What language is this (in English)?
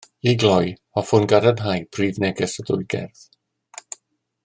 Welsh